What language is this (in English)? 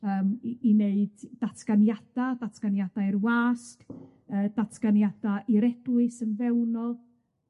Welsh